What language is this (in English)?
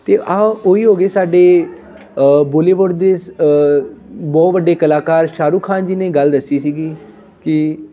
Punjabi